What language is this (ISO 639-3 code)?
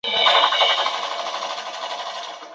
zho